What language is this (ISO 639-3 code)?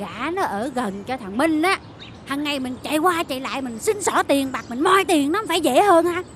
vie